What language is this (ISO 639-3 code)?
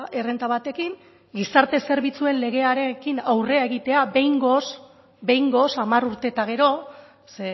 eus